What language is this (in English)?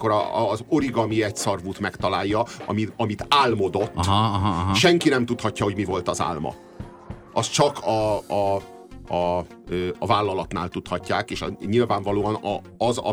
Hungarian